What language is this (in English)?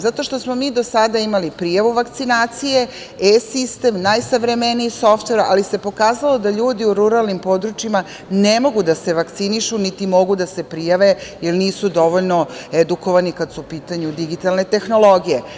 Serbian